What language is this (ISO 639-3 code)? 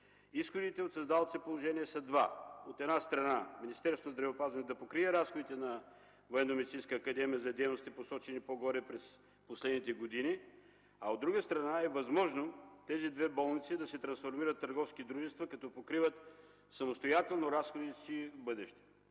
bul